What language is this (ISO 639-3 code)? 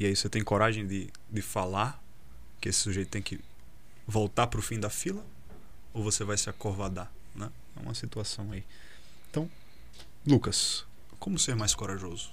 por